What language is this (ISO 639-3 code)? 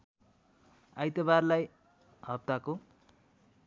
nep